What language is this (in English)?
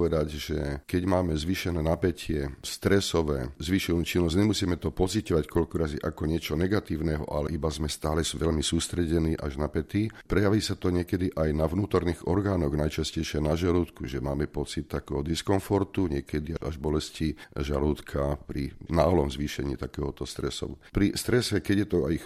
Slovak